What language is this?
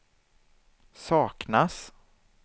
Swedish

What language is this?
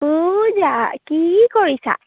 Assamese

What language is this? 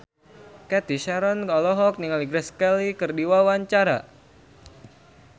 Sundanese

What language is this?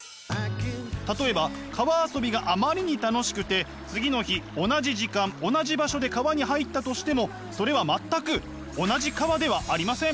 Japanese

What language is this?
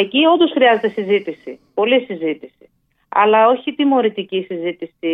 Greek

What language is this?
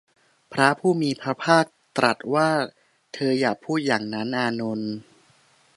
Thai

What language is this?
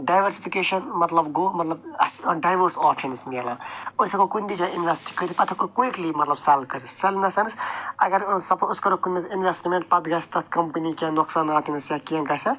Kashmiri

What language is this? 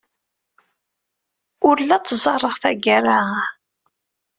Kabyle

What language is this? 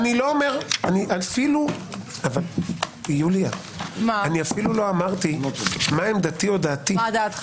Hebrew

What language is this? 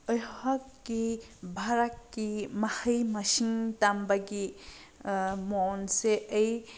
Manipuri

